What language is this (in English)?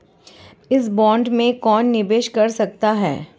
Hindi